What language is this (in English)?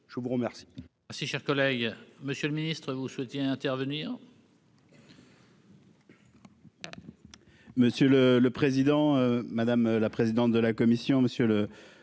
French